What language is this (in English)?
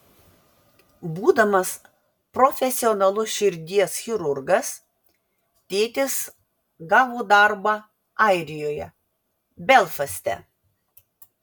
Lithuanian